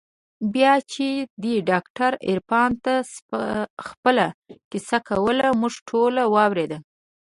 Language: Pashto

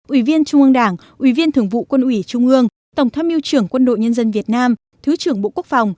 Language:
Vietnamese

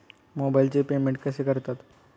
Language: Marathi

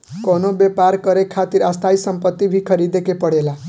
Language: Bhojpuri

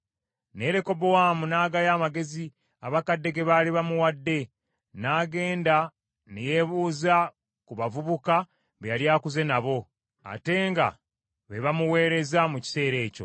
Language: Ganda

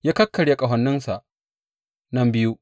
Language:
Hausa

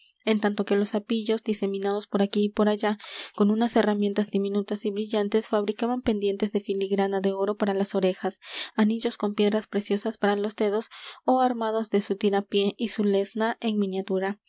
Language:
Spanish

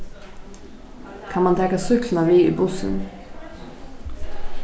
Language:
Faroese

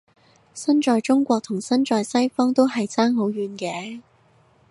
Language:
Cantonese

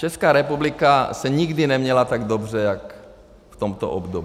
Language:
Czech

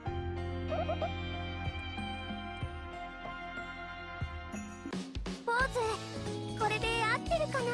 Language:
Japanese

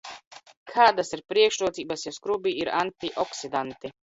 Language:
Latvian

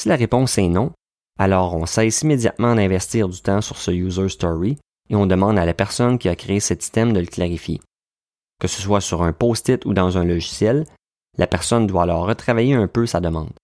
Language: French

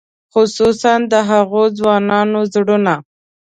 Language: Pashto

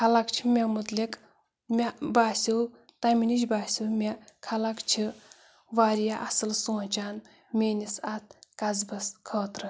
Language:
Kashmiri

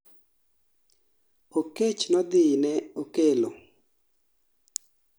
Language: Luo (Kenya and Tanzania)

